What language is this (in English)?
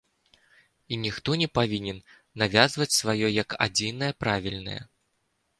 Belarusian